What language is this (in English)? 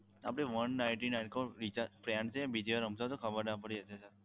Gujarati